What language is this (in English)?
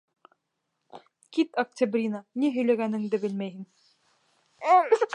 Bashkir